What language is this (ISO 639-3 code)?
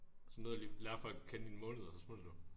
dan